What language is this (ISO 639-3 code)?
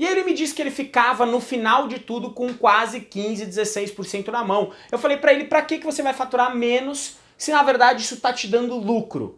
por